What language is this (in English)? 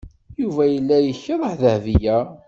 Kabyle